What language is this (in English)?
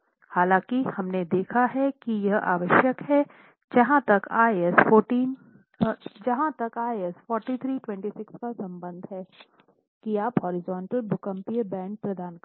Hindi